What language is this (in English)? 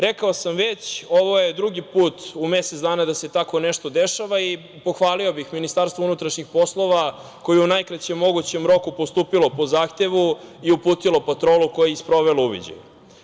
Serbian